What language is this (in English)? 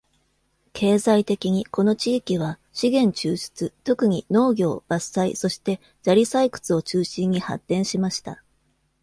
Japanese